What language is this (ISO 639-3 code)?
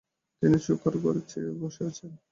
ben